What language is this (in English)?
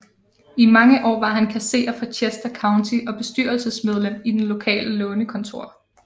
Danish